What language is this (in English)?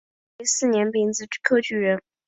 Chinese